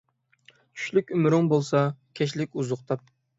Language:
Uyghur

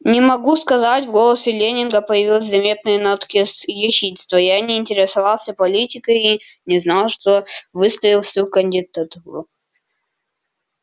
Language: Russian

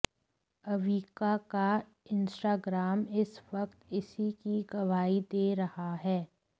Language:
Hindi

